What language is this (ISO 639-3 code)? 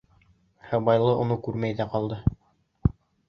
bak